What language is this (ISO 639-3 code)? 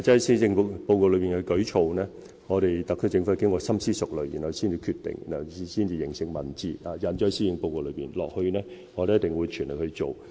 yue